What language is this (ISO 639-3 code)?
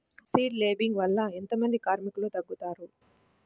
tel